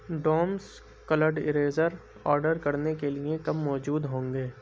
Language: Urdu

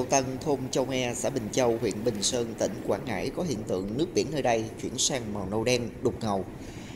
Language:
Vietnamese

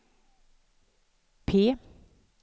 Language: Swedish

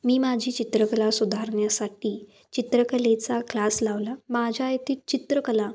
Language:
Marathi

